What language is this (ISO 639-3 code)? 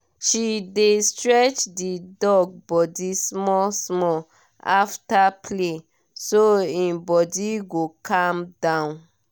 pcm